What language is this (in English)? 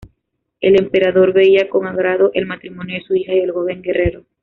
Spanish